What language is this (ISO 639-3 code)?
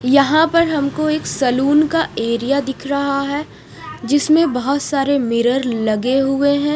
hin